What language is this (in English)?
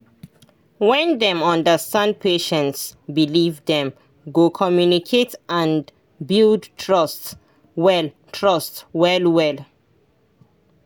Nigerian Pidgin